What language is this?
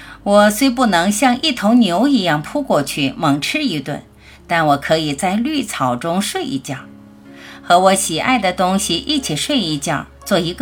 Chinese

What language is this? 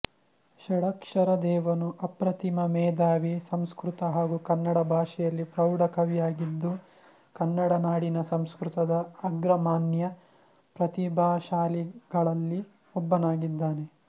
Kannada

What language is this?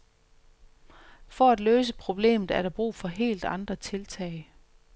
Danish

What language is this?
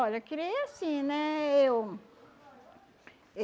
Portuguese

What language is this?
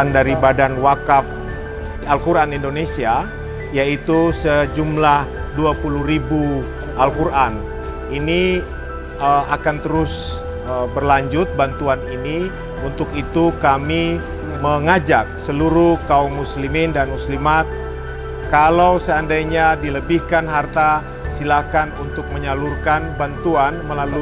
Indonesian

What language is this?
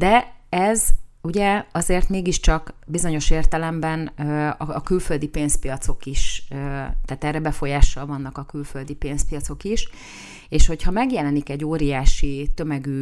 Hungarian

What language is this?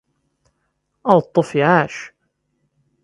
Kabyle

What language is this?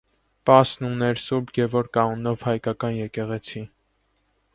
Armenian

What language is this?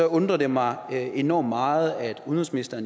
Danish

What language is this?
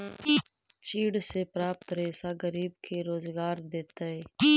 Magahi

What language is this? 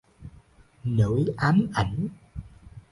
Vietnamese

